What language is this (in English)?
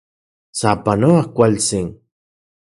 Central Puebla Nahuatl